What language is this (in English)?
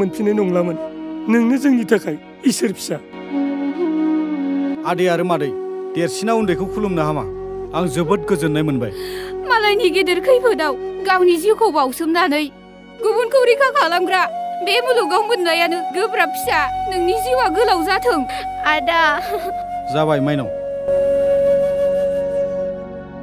Korean